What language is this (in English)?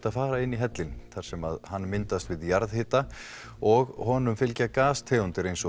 Icelandic